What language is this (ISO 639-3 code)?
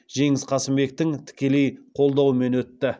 kaz